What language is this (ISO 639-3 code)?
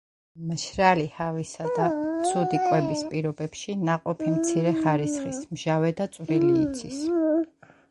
kat